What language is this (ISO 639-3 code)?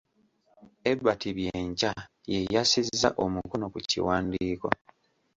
lug